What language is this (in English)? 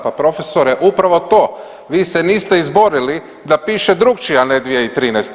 Croatian